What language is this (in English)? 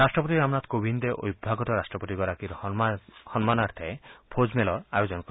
Assamese